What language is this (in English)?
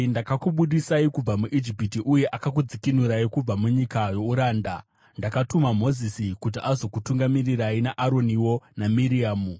Shona